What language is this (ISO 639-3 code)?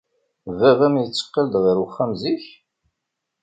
kab